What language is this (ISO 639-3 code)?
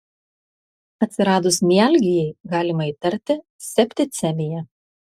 lit